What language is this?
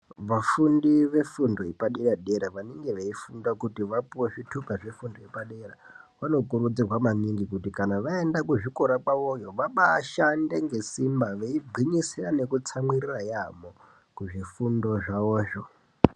Ndau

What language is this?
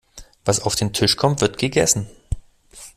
German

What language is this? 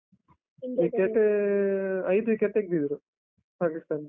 Kannada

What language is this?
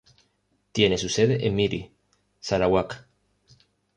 Spanish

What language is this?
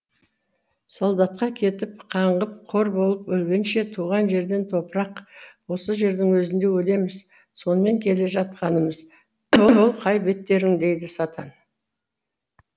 Kazakh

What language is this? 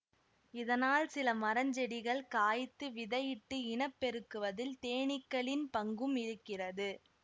Tamil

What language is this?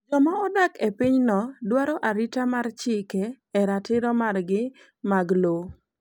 Luo (Kenya and Tanzania)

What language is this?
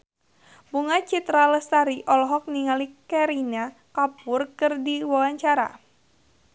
Sundanese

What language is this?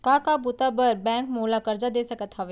Chhattisgarhi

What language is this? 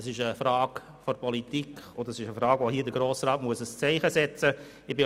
Swiss German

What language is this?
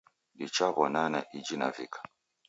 Taita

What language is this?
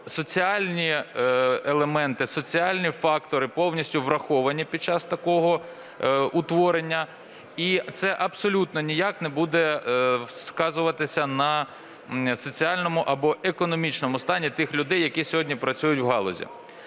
Ukrainian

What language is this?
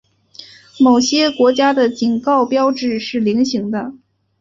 Chinese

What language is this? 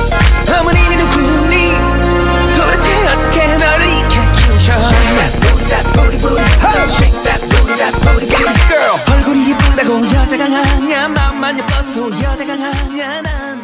Korean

